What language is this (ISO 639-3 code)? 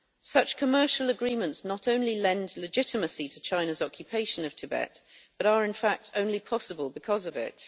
eng